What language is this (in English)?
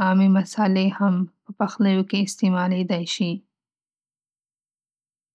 Pashto